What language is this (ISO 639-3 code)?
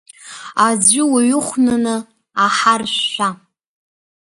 abk